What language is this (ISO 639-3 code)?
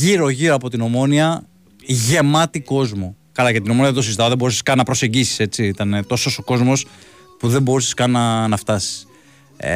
ell